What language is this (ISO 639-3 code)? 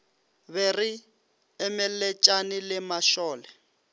nso